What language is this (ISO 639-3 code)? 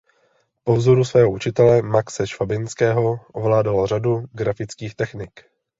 ces